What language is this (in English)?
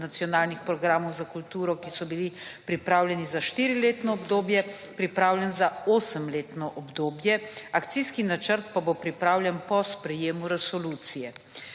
Slovenian